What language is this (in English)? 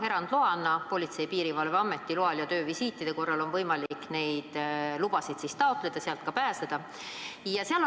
Estonian